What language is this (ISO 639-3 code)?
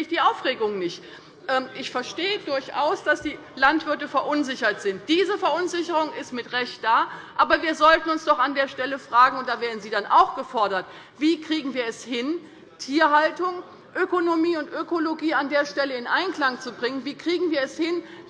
deu